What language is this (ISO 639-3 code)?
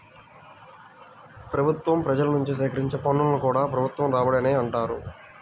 tel